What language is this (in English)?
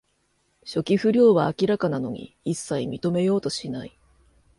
Japanese